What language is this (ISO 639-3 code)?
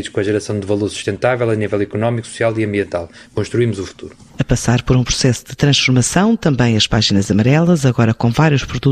por